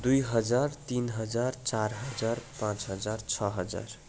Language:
Nepali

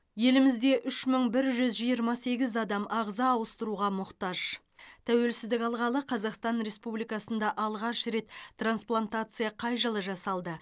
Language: Kazakh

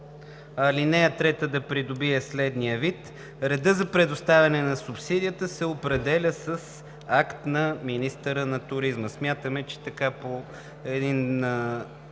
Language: Bulgarian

